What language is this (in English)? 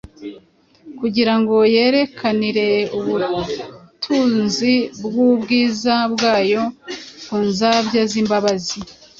Kinyarwanda